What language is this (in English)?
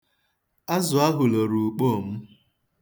Igbo